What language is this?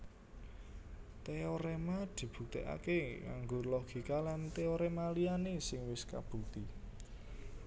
Javanese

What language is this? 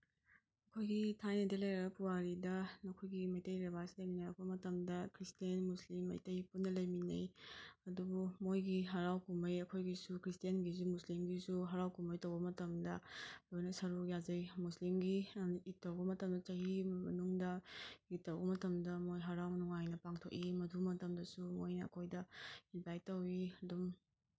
Manipuri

